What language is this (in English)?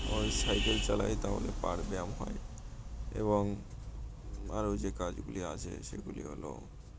Bangla